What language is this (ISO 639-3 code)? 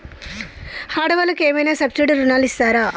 tel